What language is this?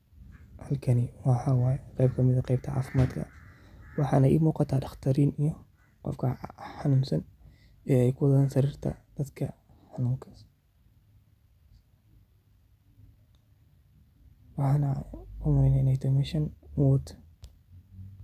Somali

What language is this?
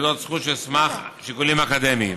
Hebrew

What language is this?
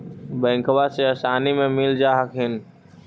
Magahi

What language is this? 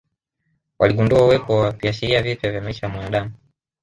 Swahili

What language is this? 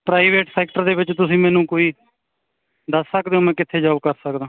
Punjabi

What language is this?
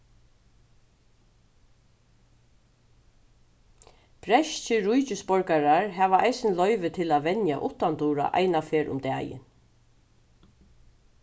Faroese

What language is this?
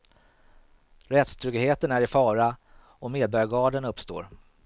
Swedish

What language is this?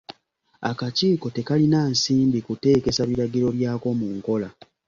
Ganda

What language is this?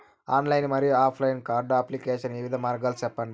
Telugu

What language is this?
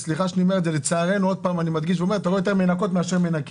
Hebrew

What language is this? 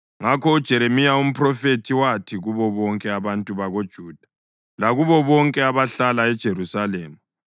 North Ndebele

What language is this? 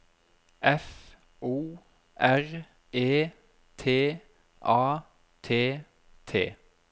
Norwegian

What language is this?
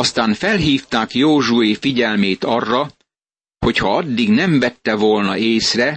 Hungarian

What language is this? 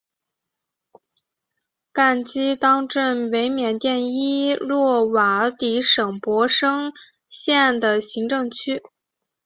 Chinese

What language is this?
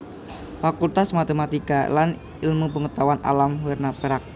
Javanese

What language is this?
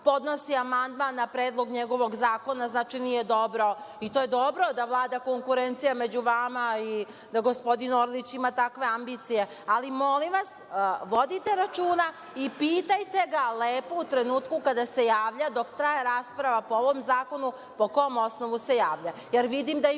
Serbian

